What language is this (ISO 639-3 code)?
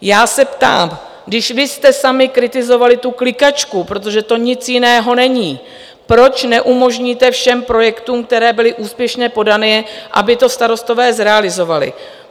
ces